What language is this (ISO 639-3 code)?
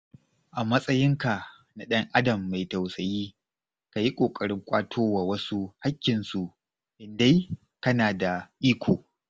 hau